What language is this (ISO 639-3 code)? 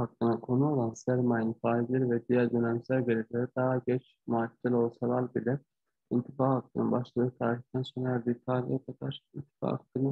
tur